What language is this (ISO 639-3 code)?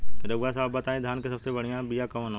bho